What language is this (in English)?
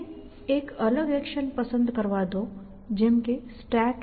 Gujarati